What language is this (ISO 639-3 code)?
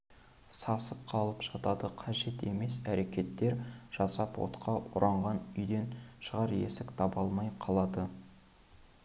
kaz